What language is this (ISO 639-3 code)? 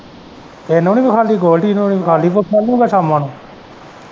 pan